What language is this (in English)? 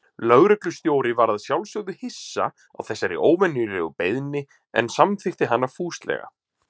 Icelandic